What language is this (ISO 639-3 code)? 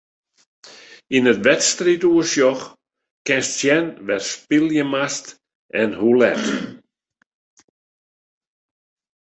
fry